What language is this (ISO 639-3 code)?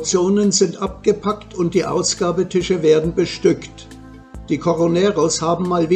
deu